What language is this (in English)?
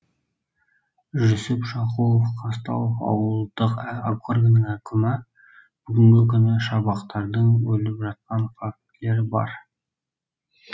Kazakh